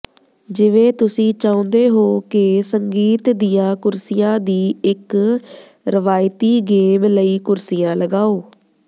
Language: Punjabi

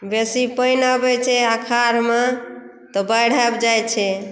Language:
Maithili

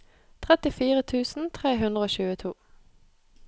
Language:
Norwegian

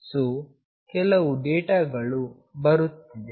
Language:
Kannada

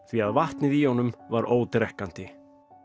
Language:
Icelandic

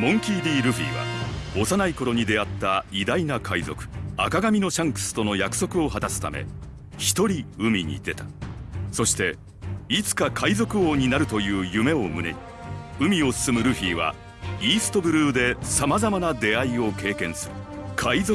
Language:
Japanese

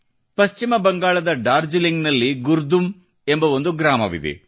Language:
Kannada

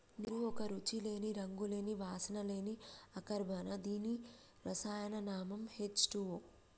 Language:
Telugu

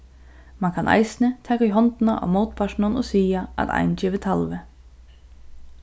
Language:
Faroese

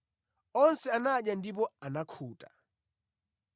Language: Nyanja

